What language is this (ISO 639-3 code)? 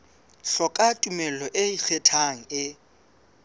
sot